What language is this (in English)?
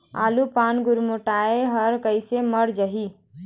Chhattisgarhi